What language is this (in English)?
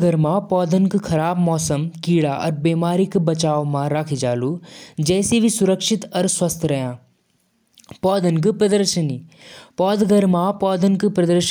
Jaunsari